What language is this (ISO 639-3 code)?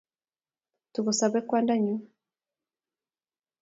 kln